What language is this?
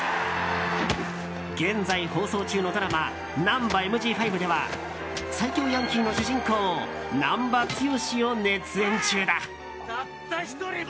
Japanese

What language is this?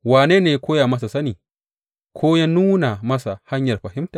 Hausa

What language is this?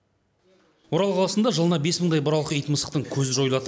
Kazakh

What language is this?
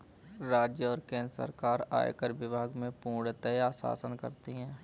Hindi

